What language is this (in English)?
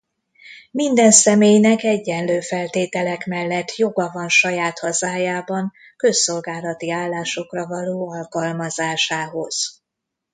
Hungarian